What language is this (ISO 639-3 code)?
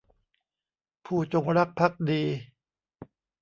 tha